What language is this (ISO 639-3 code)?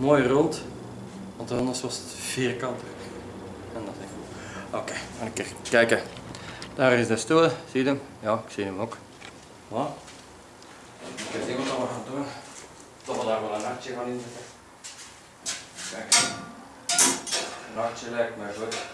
nld